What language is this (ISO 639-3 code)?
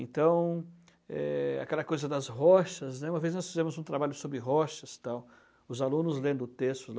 por